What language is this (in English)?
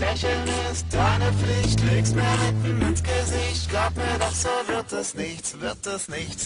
Czech